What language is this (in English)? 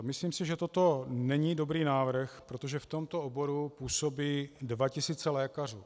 Czech